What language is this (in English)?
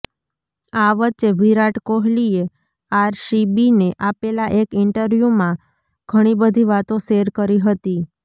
Gujarati